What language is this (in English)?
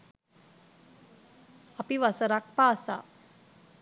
Sinhala